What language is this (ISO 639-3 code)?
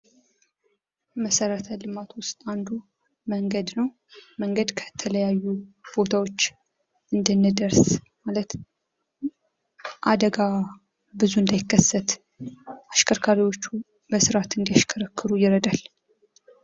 amh